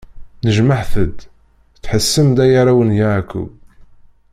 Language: Kabyle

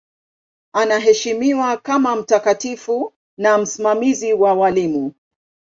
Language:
Swahili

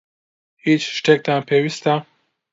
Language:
Central Kurdish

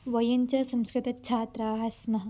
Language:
Sanskrit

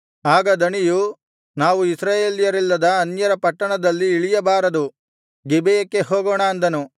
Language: Kannada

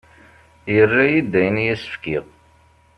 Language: Kabyle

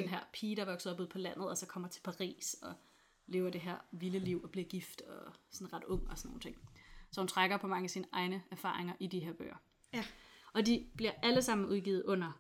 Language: Danish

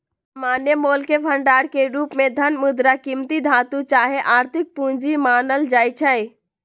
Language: Magahi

